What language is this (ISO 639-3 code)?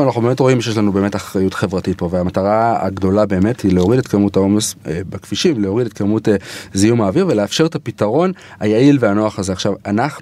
heb